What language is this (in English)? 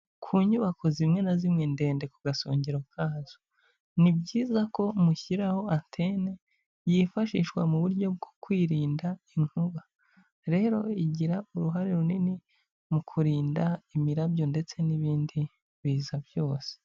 Kinyarwanda